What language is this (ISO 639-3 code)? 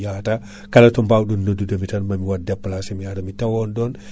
ful